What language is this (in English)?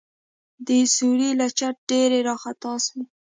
Pashto